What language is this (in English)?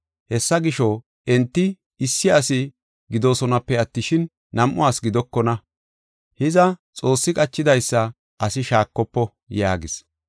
Gofa